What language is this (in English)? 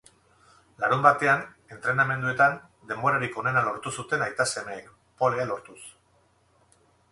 Basque